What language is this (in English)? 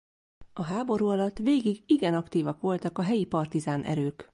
Hungarian